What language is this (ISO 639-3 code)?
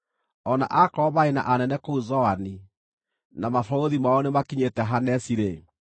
kik